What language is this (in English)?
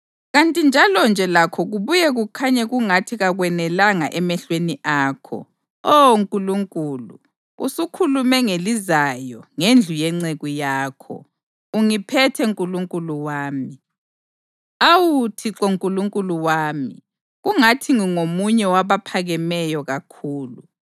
North Ndebele